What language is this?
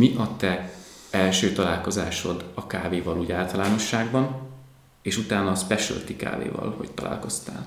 Hungarian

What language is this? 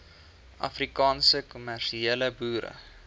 Afrikaans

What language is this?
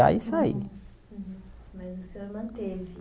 Portuguese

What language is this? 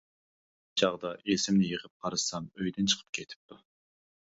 Uyghur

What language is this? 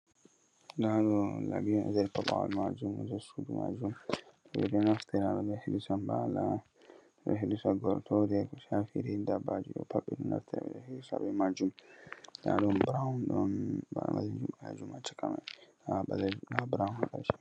Fula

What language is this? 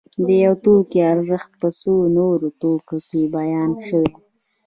Pashto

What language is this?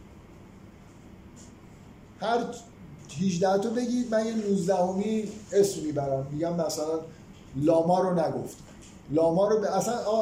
Persian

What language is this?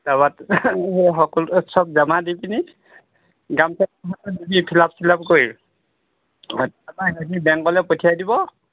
Assamese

